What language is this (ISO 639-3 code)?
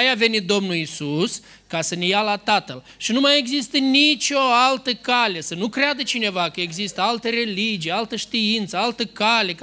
ron